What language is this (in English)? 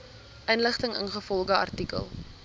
Afrikaans